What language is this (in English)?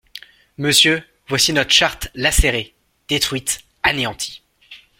French